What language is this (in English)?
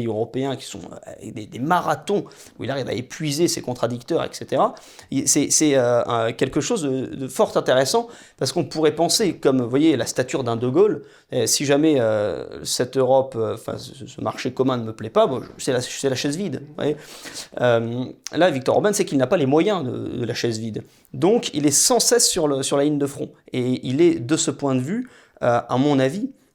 French